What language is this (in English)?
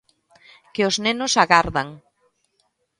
Galician